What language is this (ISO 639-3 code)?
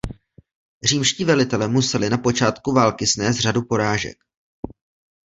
ces